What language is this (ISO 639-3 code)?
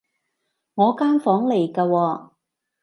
yue